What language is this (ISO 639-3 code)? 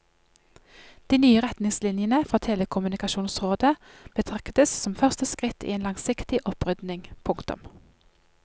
nor